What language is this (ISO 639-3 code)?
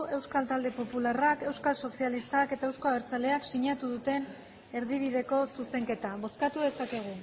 eus